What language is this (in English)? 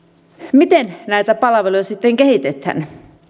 Finnish